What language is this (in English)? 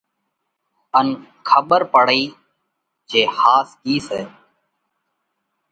Parkari Koli